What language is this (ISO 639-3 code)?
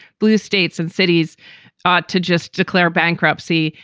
eng